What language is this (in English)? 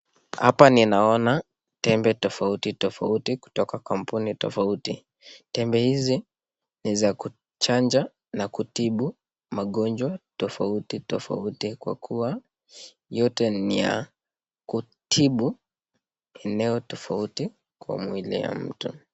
Swahili